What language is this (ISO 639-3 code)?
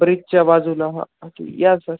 mar